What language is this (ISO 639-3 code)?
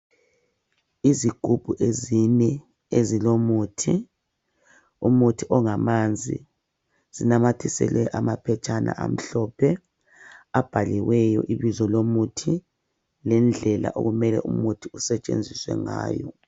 nde